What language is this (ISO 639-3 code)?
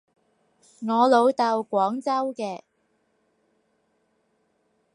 yue